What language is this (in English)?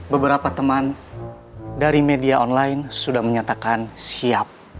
Indonesian